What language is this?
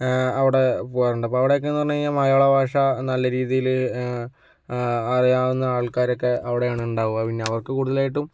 Malayalam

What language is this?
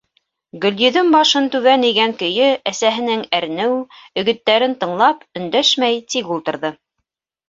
Bashkir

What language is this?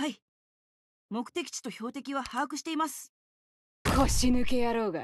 Japanese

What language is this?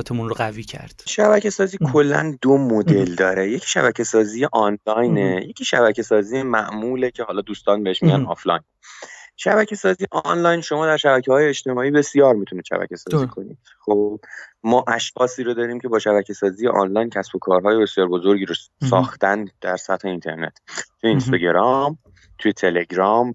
Persian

